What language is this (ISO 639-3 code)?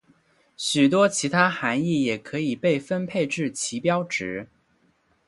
zho